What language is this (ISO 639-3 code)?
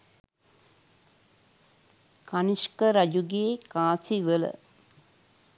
sin